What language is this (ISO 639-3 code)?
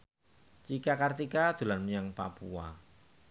jav